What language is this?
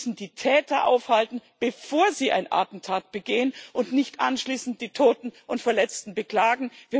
German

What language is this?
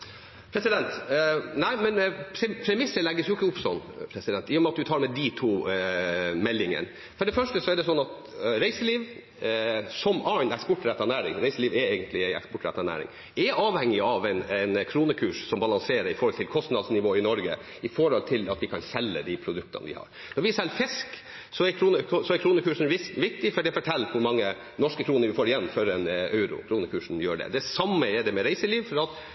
Norwegian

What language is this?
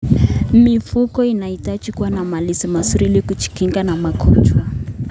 Kalenjin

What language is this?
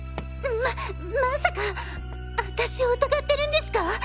Japanese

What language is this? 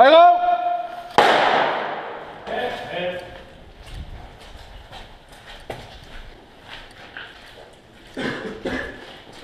Dutch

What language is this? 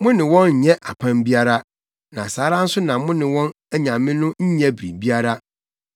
Akan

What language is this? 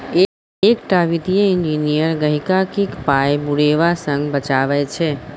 Maithili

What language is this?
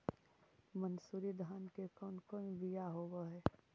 Magahi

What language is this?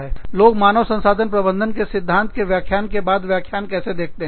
Hindi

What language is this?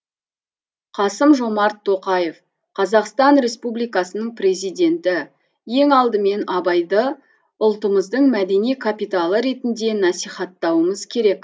Kazakh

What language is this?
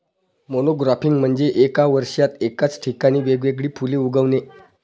Marathi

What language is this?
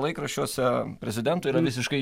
Lithuanian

